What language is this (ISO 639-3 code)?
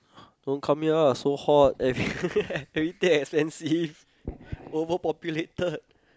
eng